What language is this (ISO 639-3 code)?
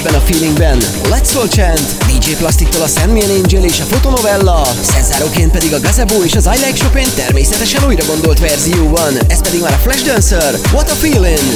hun